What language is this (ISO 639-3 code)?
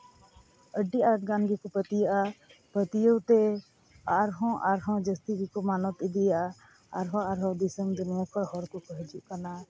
sat